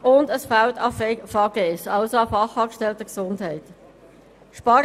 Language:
Swiss German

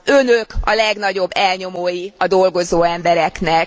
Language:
Hungarian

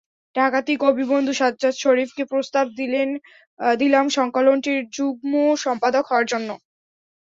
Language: Bangla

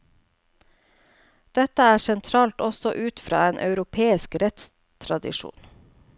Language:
Norwegian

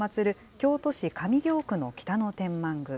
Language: Japanese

